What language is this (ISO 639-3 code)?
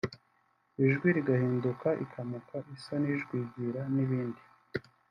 kin